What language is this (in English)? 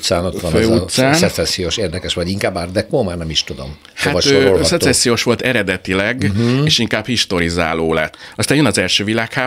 Hungarian